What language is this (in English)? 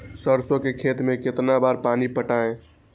Magahi